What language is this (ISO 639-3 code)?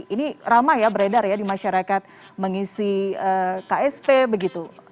ind